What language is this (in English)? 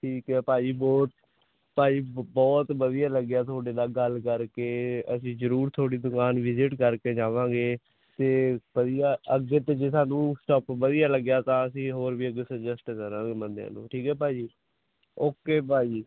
Punjabi